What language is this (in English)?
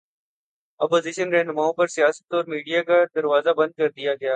Urdu